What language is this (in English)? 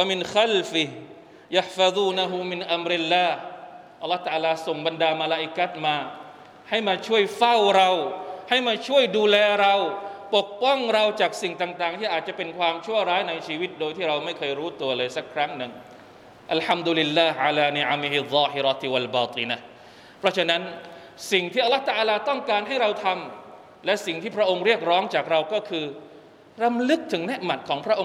Thai